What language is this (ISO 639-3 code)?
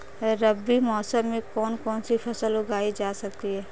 hin